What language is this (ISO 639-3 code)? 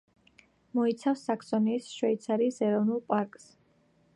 kat